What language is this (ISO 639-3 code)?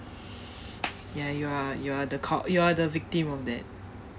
eng